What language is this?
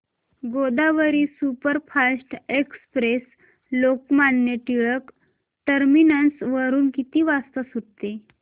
Marathi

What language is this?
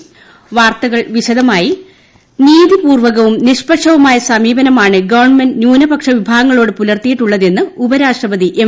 Malayalam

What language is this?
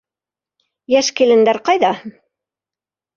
Bashkir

